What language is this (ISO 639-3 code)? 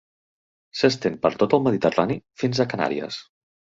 cat